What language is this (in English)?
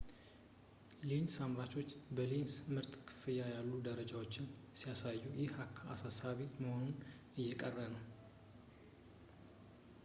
Amharic